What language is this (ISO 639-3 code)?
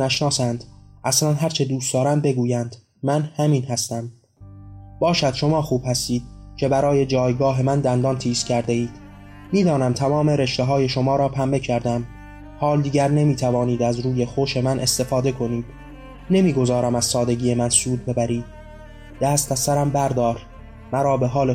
fas